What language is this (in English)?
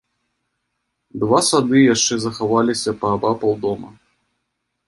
Belarusian